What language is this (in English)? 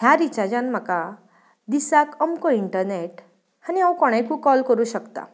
Konkani